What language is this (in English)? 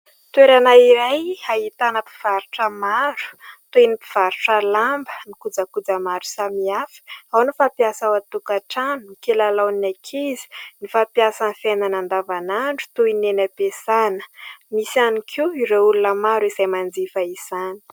Malagasy